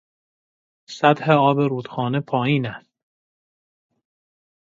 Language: Persian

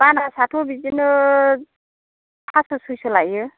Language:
Bodo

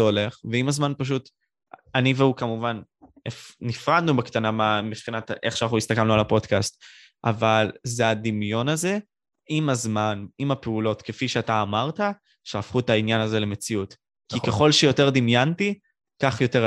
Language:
Hebrew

